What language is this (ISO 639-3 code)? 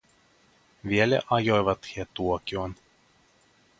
fin